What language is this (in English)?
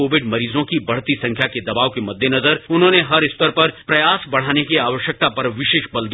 Hindi